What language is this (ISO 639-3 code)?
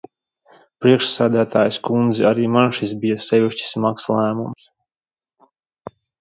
lav